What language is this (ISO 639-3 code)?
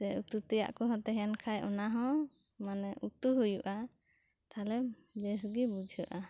sat